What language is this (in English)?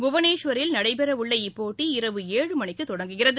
Tamil